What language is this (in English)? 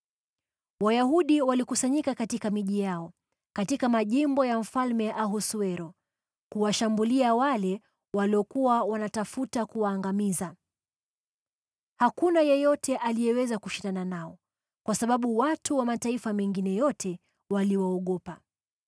Swahili